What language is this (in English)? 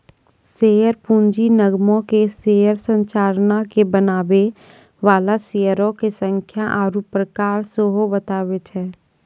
Maithili